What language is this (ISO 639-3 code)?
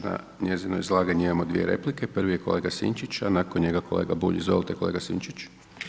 hrv